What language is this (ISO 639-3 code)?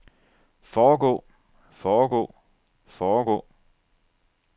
dan